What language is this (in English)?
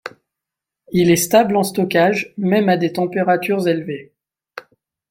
French